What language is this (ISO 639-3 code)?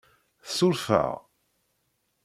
kab